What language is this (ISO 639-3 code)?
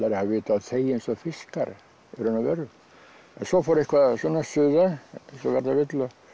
isl